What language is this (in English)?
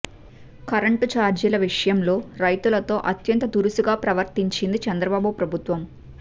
Telugu